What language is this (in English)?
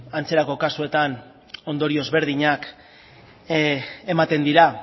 Basque